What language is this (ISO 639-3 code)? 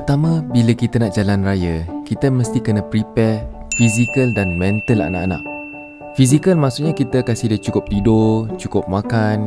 msa